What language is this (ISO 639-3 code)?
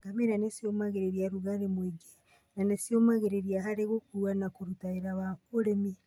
kik